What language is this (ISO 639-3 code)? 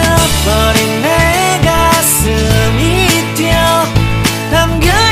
tha